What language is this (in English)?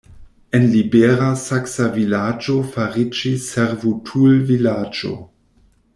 Esperanto